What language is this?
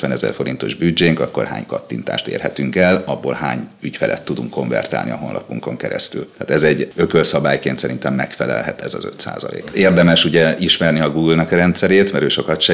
Hungarian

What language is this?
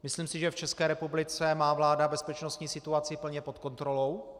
Czech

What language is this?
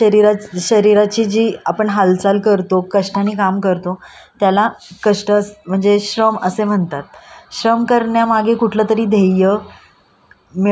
Marathi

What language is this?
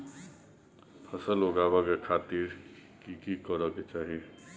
Maithili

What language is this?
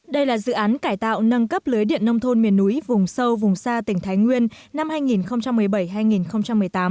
Vietnamese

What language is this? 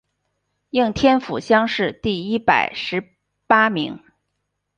Chinese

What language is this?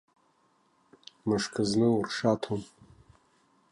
Abkhazian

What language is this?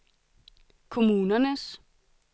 Danish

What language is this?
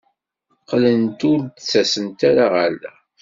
Kabyle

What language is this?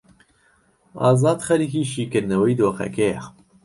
Central Kurdish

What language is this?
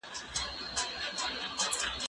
Pashto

